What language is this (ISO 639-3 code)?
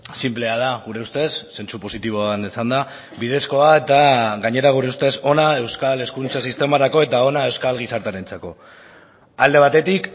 eus